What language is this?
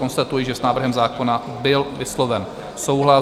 Czech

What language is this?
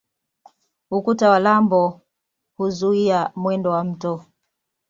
Swahili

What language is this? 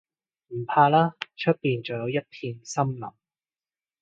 Cantonese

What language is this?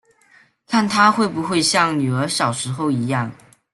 Chinese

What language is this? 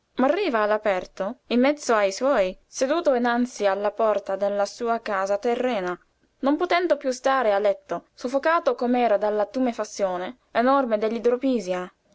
Italian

